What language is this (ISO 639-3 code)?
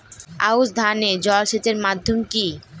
ben